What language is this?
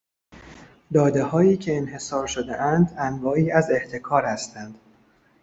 Persian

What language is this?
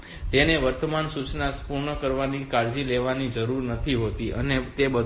Gujarati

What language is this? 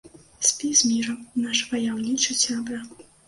Belarusian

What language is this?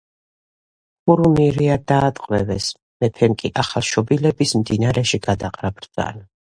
Georgian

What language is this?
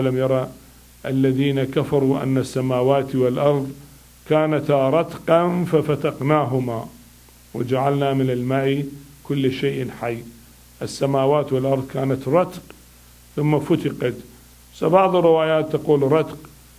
Arabic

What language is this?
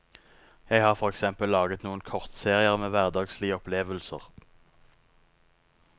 Norwegian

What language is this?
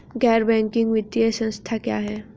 Hindi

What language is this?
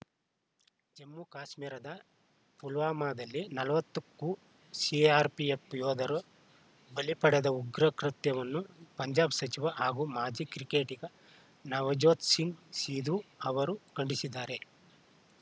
Kannada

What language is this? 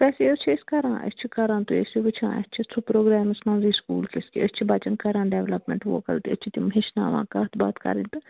Kashmiri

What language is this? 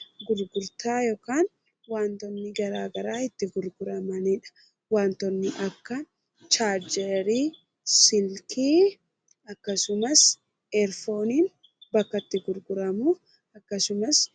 Oromo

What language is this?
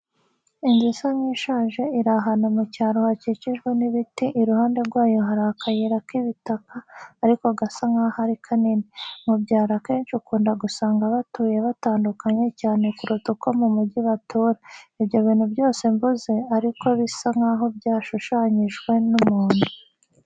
Kinyarwanda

